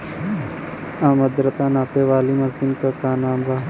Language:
Bhojpuri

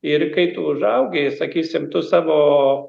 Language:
Lithuanian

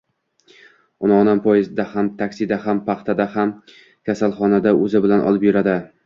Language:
Uzbek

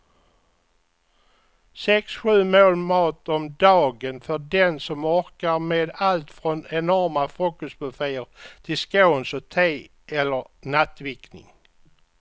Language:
Swedish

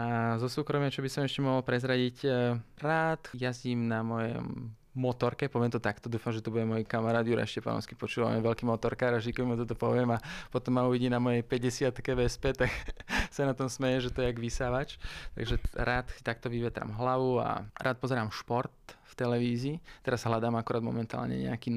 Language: Slovak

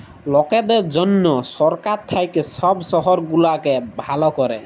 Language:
Bangla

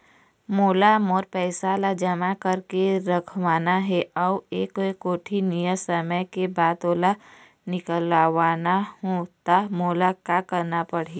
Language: Chhattisgarhi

